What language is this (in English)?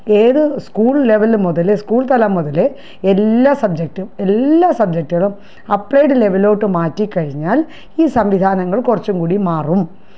Malayalam